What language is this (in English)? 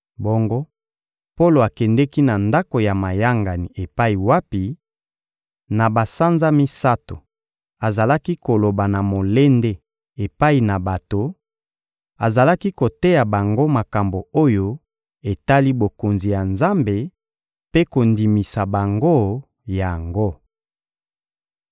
Lingala